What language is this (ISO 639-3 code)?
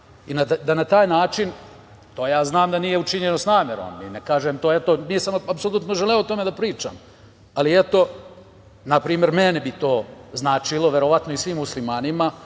srp